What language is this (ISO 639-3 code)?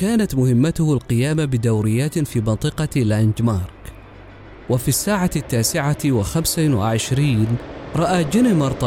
ara